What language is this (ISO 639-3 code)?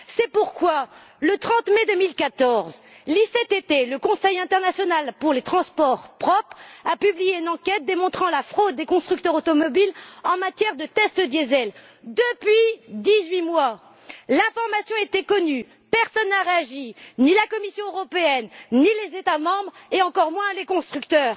fra